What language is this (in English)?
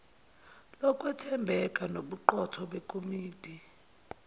Zulu